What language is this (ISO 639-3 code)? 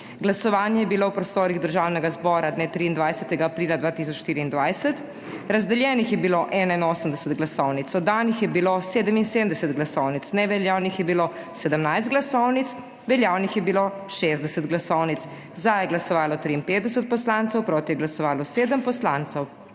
slv